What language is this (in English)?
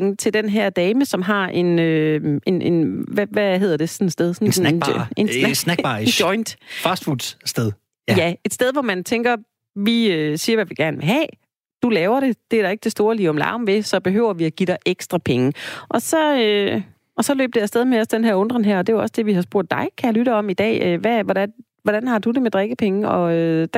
Danish